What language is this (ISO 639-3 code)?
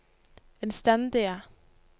nor